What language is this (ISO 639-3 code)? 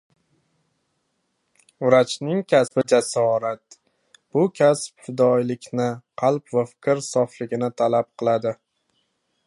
uzb